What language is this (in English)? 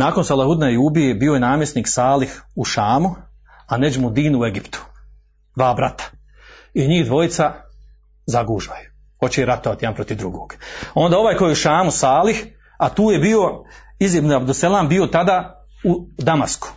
Croatian